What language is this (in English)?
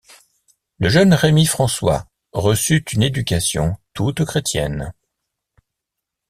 French